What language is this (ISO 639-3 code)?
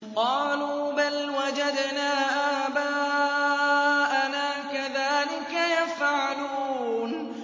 ara